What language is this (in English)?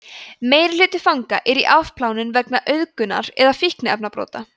Icelandic